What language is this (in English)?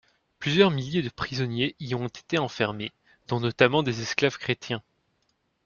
French